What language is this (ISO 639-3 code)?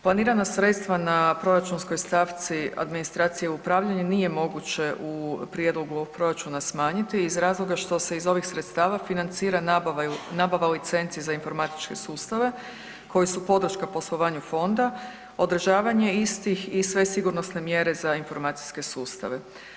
hrv